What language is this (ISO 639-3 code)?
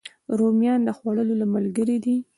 pus